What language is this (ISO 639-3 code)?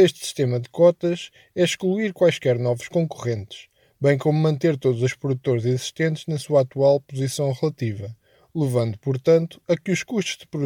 por